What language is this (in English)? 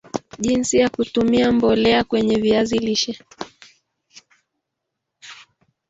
Swahili